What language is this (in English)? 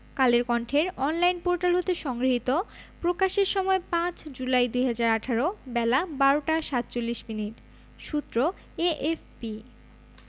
Bangla